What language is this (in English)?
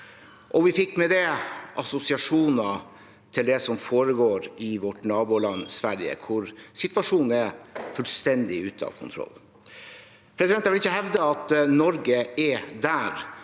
Norwegian